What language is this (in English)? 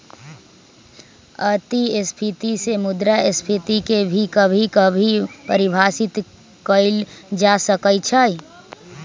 Magahi